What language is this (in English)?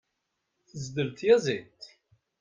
Kabyle